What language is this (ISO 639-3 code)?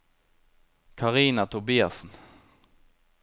nor